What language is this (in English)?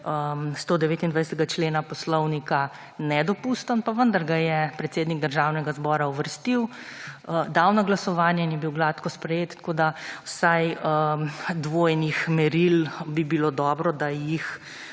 Slovenian